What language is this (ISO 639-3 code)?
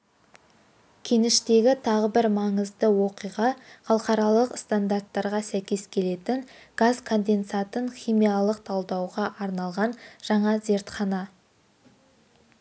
kaz